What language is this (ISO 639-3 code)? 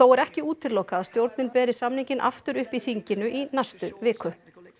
isl